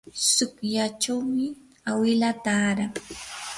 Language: Yanahuanca Pasco Quechua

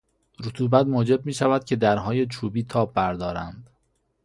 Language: Persian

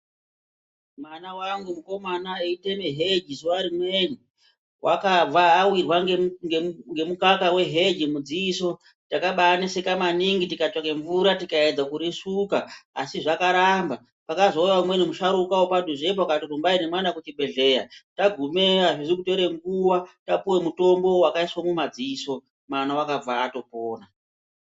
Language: Ndau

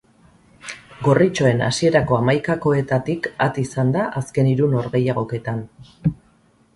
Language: Basque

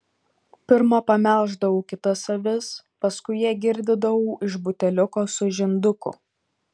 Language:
Lithuanian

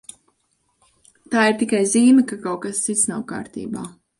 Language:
Latvian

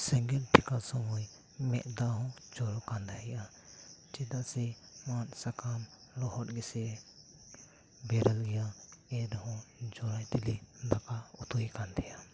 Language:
Santali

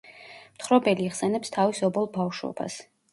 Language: Georgian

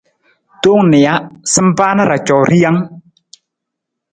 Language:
Nawdm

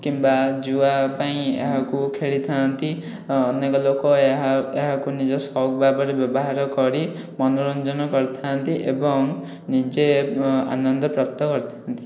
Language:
Odia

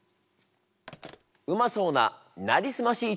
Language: Japanese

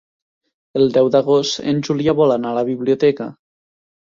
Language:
Catalan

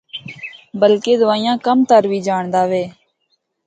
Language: Northern Hindko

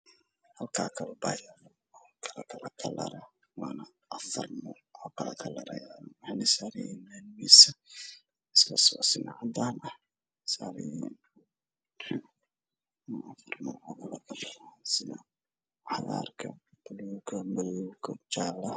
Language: Somali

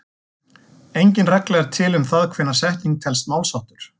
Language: Icelandic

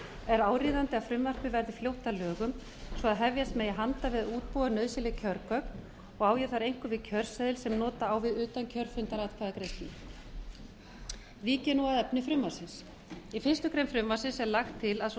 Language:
Icelandic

